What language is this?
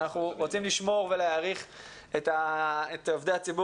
Hebrew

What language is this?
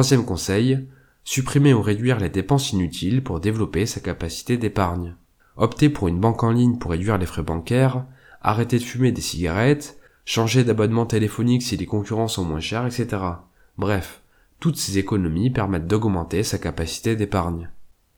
French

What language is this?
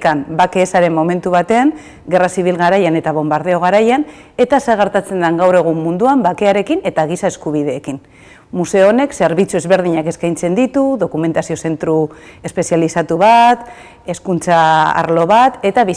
Basque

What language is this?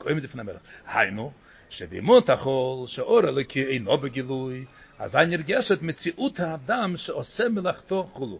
Hebrew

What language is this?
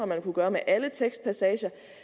Danish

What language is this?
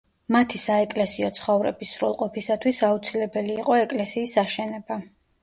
Georgian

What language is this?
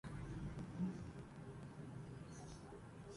Urdu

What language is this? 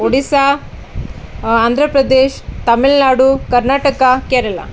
Odia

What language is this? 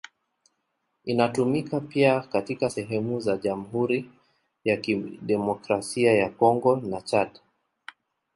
Swahili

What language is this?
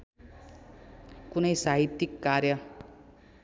Nepali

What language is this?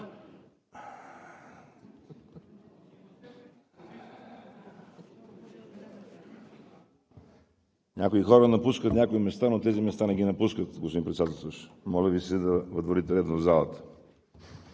Bulgarian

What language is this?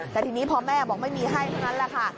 Thai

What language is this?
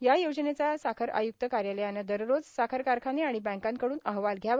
Marathi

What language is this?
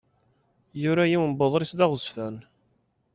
Kabyle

